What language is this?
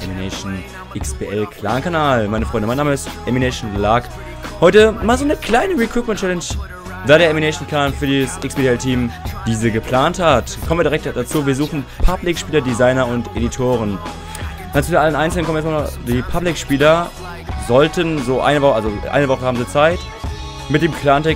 German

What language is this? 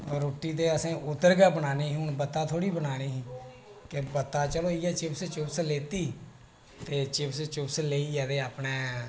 Dogri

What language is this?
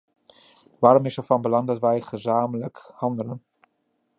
Dutch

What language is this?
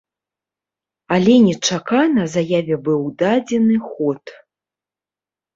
Belarusian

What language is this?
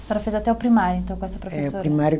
Portuguese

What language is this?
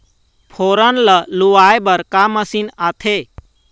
Chhattisgarhi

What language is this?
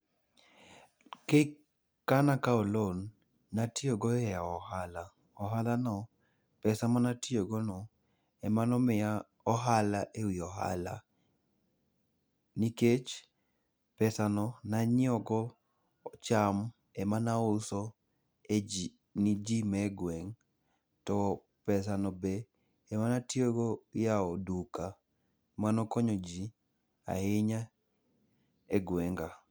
Luo (Kenya and Tanzania)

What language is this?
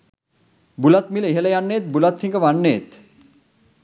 Sinhala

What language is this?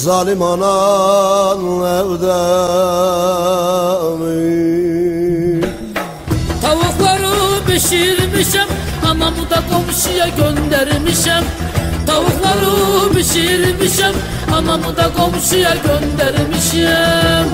Turkish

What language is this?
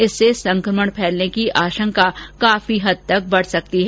Hindi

